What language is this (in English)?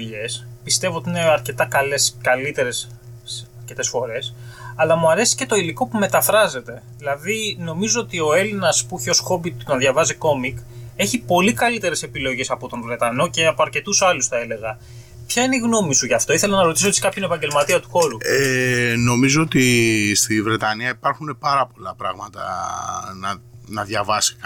Greek